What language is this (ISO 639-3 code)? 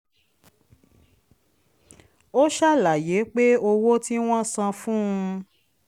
yor